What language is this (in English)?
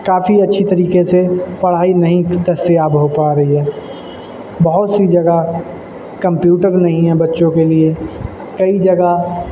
Urdu